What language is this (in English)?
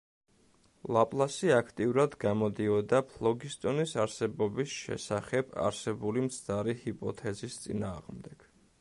Georgian